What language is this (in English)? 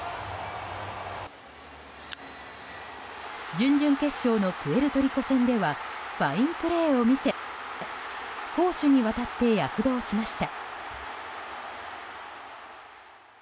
Japanese